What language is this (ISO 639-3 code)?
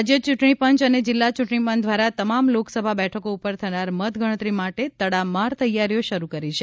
guj